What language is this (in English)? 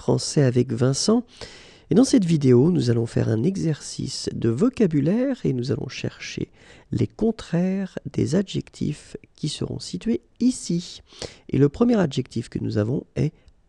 French